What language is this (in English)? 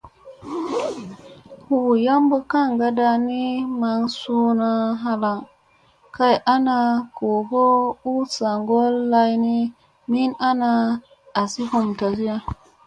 Musey